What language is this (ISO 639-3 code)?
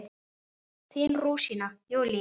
isl